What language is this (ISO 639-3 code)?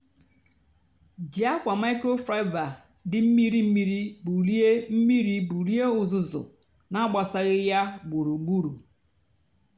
ibo